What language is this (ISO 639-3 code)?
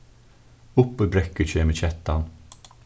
fao